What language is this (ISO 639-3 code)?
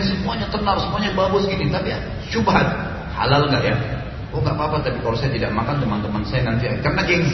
ind